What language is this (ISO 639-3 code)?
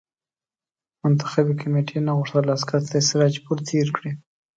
pus